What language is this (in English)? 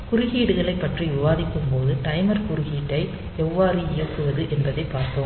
Tamil